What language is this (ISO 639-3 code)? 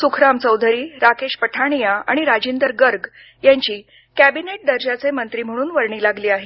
mar